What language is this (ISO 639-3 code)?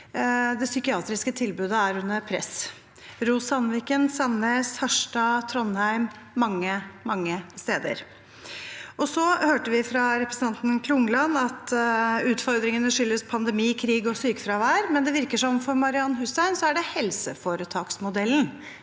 nor